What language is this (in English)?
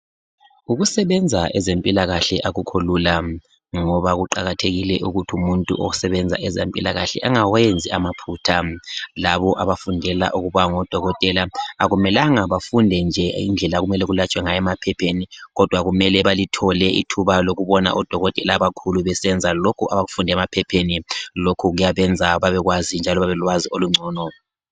North Ndebele